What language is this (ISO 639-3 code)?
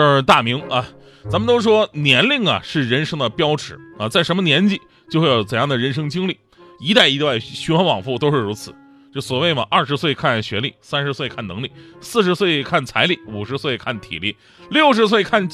zho